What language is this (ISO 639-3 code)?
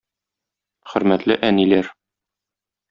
tat